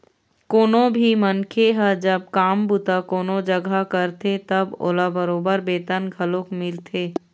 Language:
Chhattisgarhi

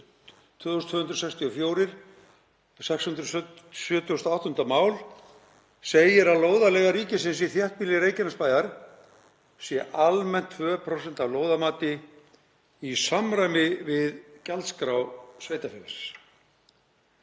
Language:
Icelandic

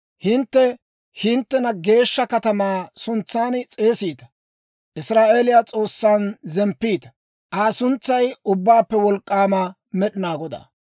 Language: Dawro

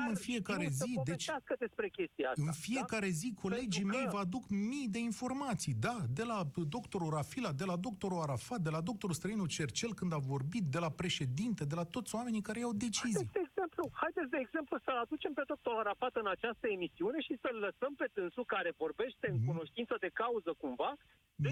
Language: Romanian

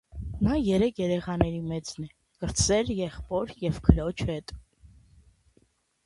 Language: Armenian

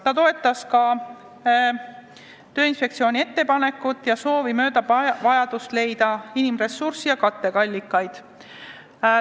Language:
Estonian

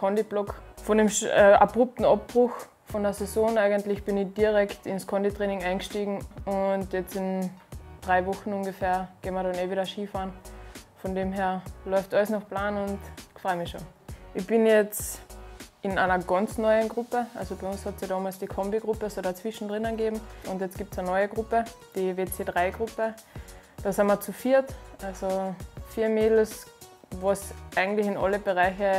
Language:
German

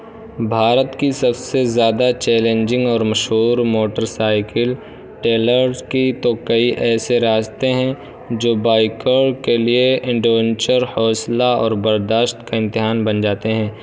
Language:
Urdu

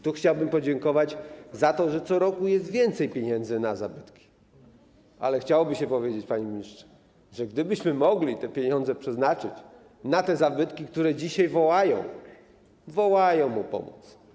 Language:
Polish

